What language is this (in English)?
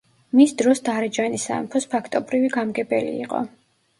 Georgian